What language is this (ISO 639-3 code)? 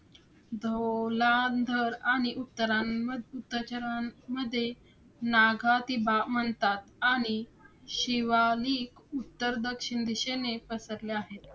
mar